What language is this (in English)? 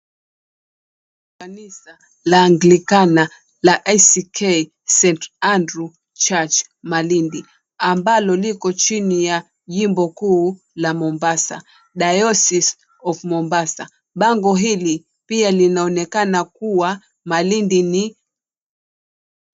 Swahili